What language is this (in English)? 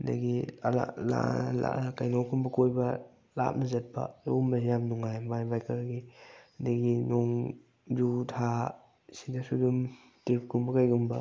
Manipuri